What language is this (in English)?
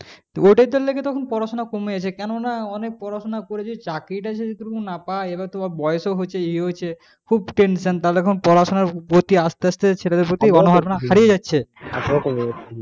Bangla